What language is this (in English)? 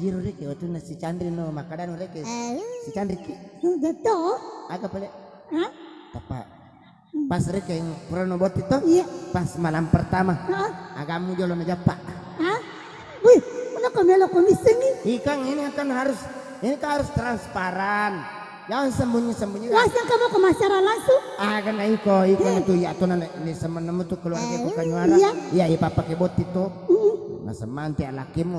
Indonesian